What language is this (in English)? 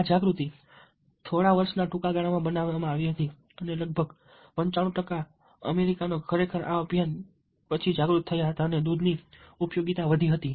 Gujarati